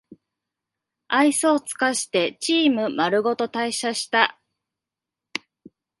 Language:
Japanese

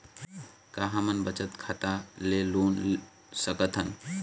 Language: Chhattisgarhi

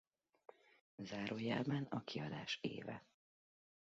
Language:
Hungarian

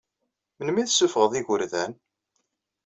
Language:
Kabyle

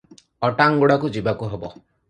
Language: Odia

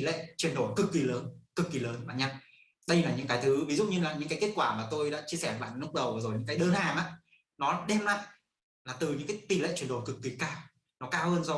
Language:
Vietnamese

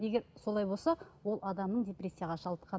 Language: Kazakh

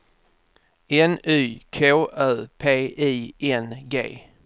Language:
Swedish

